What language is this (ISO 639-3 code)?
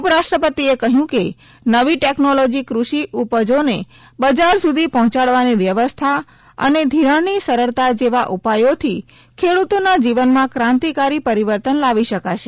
guj